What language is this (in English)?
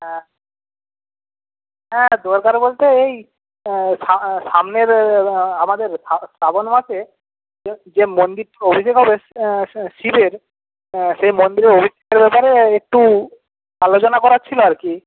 Bangla